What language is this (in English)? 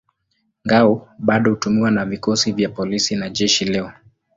Swahili